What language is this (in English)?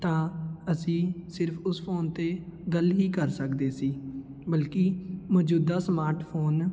Punjabi